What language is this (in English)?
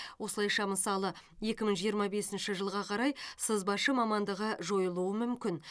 Kazakh